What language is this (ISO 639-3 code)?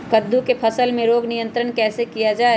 mag